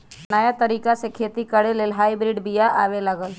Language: Magahi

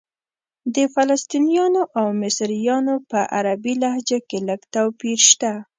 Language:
Pashto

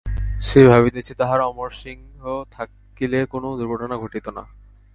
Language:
Bangla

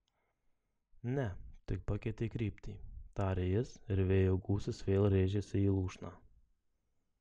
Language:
Lithuanian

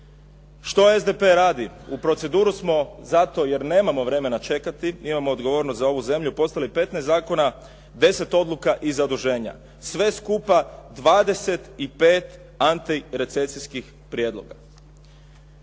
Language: Croatian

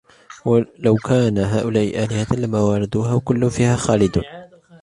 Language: Arabic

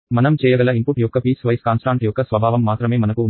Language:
Telugu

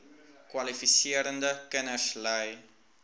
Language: Afrikaans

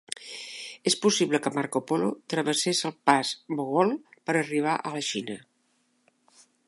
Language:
Catalan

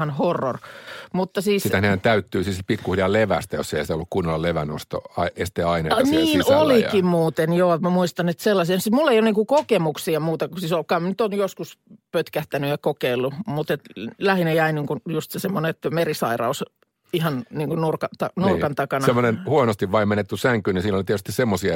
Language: Finnish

